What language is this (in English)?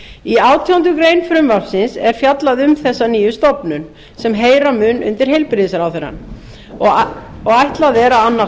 Icelandic